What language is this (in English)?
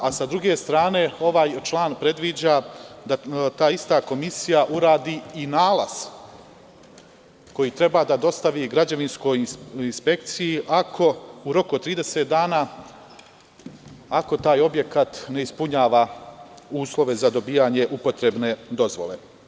Serbian